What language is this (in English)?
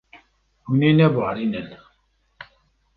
Kurdish